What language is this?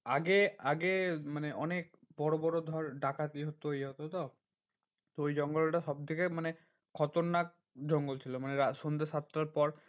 Bangla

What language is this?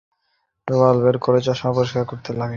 Bangla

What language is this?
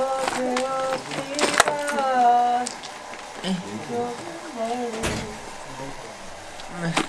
Korean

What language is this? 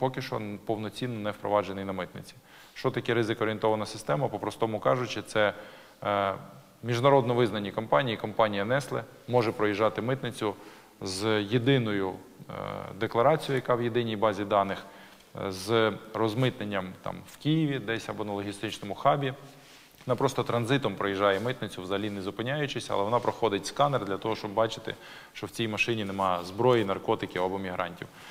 Ukrainian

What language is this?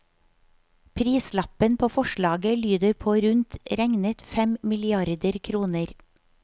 Norwegian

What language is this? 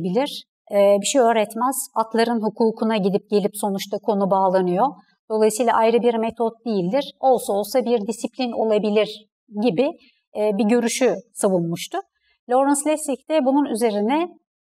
Turkish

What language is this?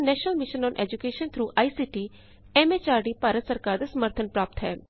Punjabi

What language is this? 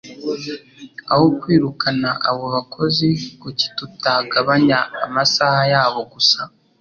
Kinyarwanda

